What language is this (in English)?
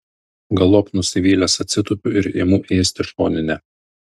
Lithuanian